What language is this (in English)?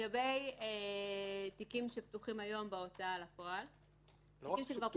Hebrew